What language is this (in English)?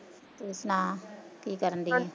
Punjabi